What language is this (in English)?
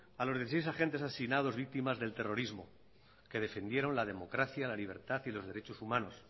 Spanish